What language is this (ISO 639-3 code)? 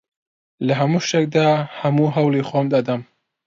ckb